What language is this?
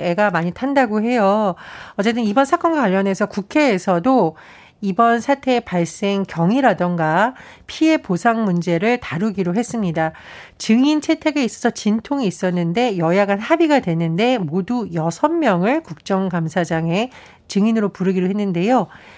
Korean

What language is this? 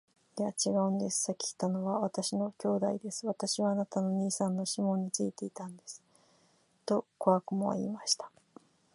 Japanese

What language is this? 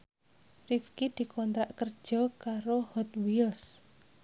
Javanese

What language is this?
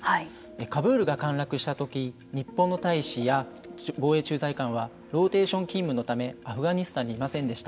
Japanese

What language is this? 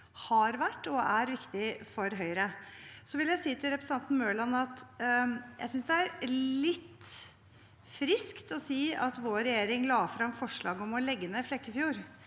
Norwegian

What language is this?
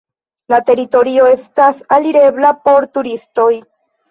Esperanto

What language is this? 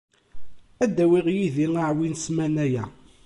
Kabyle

